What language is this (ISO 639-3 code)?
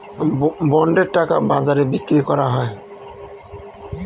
ben